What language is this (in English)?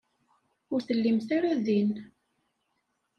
Kabyle